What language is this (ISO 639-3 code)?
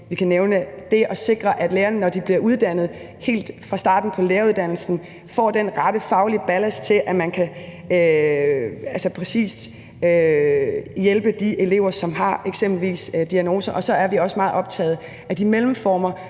dan